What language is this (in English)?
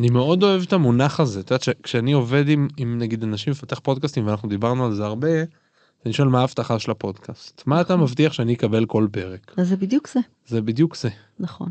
Hebrew